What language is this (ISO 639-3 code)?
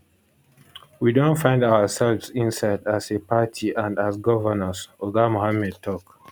pcm